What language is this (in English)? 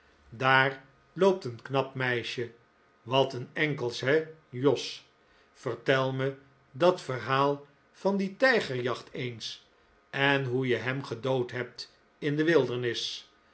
Dutch